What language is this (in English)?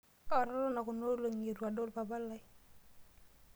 Masai